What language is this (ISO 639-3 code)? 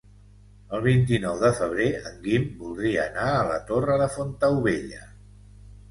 cat